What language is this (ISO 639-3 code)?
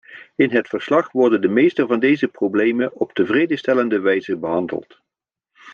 nld